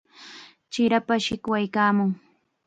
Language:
Chiquián Ancash Quechua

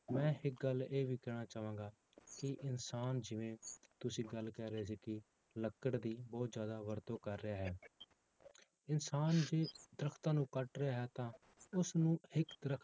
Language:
Punjabi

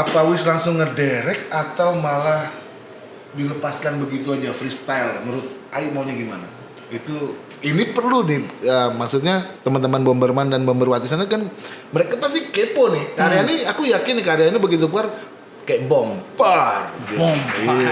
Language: Indonesian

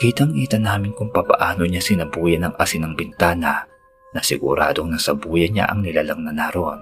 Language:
Filipino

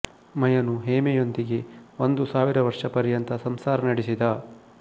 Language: Kannada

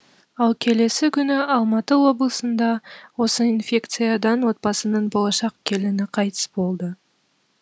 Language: Kazakh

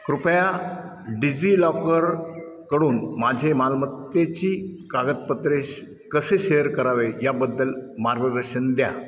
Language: Marathi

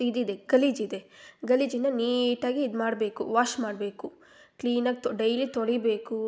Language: Kannada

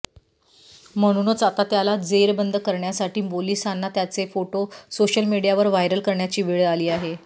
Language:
Marathi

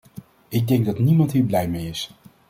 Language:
Dutch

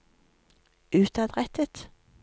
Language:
Norwegian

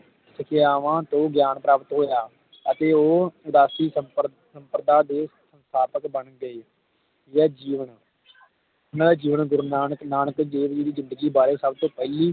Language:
Punjabi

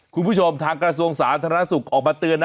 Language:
Thai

